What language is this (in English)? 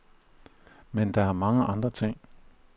Danish